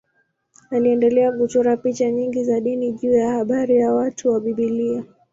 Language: Swahili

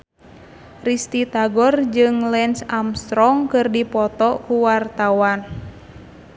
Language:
Sundanese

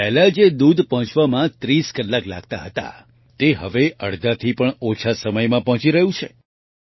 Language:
Gujarati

